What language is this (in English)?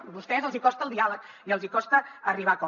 Catalan